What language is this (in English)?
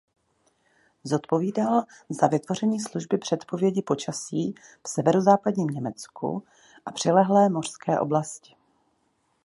Czech